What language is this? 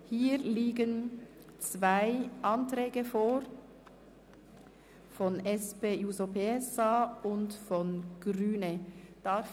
Swiss German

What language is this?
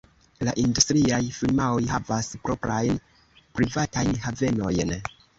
Esperanto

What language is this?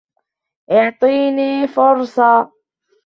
Arabic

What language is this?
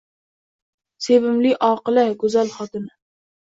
Uzbek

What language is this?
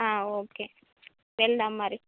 Telugu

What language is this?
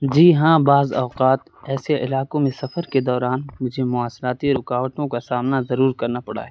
Urdu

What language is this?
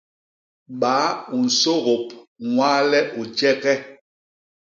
Basaa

